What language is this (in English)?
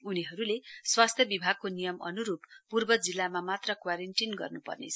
Nepali